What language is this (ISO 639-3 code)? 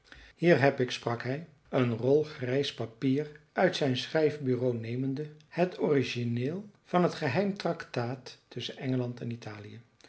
nld